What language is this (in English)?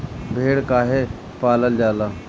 Bhojpuri